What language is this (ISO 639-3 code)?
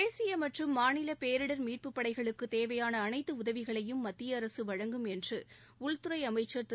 tam